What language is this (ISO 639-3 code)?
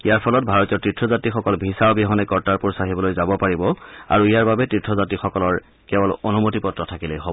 asm